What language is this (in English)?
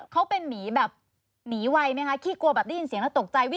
Thai